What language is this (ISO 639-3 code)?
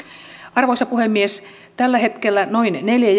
fin